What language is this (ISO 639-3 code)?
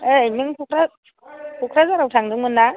brx